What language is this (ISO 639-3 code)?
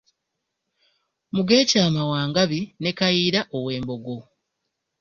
lug